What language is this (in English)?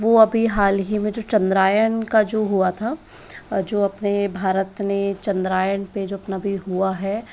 Hindi